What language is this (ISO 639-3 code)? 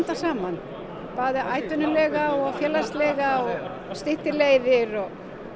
isl